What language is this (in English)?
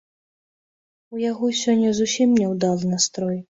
Belarusian